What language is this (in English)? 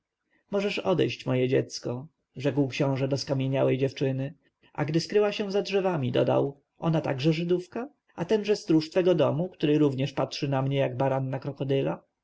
Polish